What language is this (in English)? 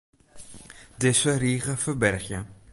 Western Frisian